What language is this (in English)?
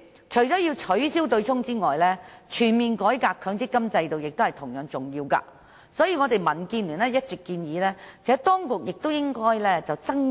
Cantonese